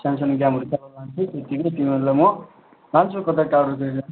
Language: Nepali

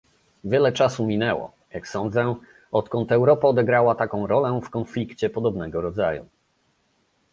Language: Polish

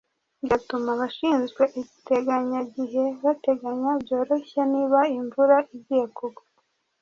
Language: Kinyarwanda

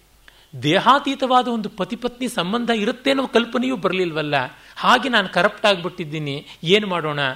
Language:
Kannada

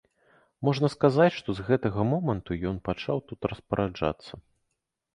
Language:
Belarusian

